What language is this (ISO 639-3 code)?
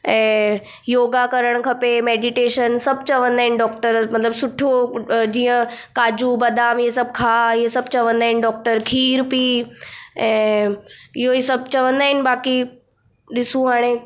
snd